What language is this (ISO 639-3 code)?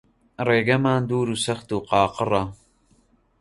ckb